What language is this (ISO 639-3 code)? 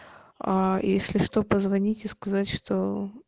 rus